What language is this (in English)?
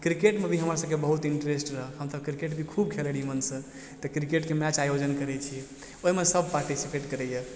Maithili